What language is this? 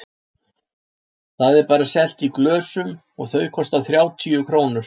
Icelandic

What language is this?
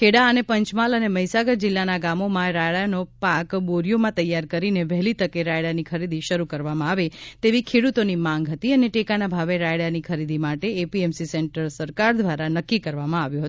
Gujarati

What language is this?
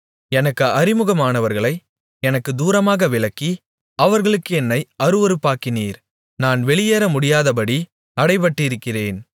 Tamil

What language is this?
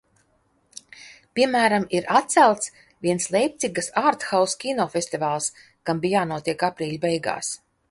Latvian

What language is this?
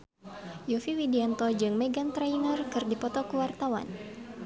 Sundanese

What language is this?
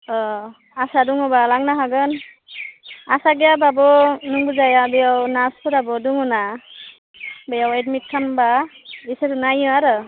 Bodo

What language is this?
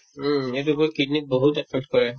Assamese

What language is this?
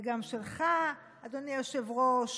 Hebrew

